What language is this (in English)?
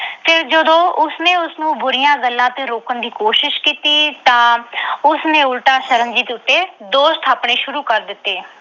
Punjabi